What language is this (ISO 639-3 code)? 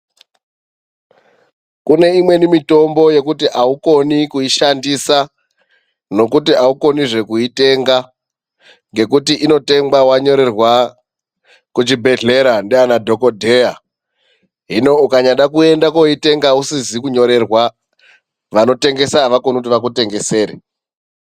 ndc